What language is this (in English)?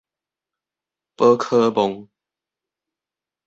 Min Nan Chinese